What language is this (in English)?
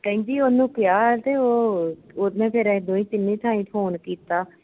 Punjabi